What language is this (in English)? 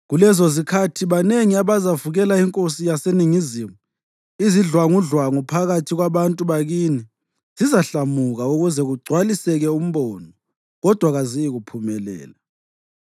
North Ndebele